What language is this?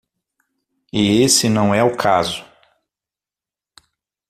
Portuguese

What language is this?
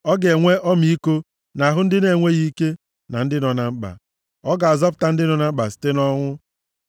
Igbo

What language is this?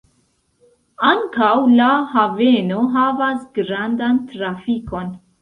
Esperanto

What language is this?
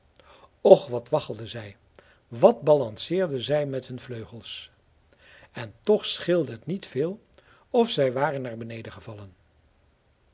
Dutch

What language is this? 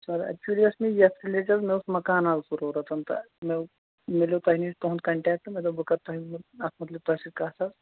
Kashmiri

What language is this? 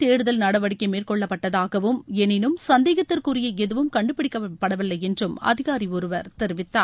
Tamil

